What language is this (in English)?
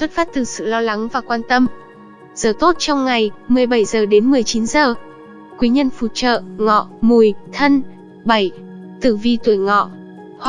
Vietnamese